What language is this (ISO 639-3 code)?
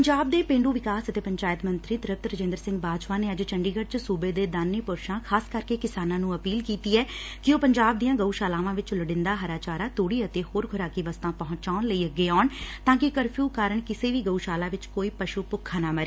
pan